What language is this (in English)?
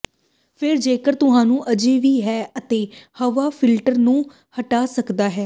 Punjabi